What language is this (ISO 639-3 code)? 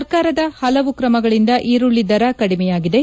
kan